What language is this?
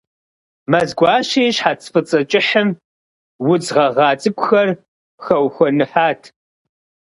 Kabardian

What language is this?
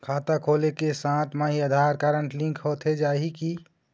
Chhattisgarhi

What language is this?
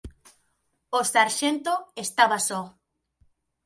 Galician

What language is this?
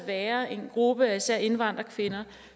Danish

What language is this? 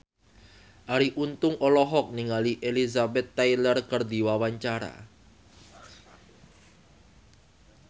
Sundanese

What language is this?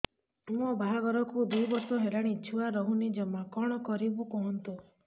Odia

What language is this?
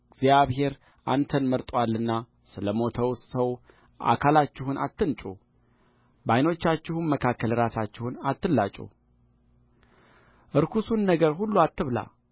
Amharic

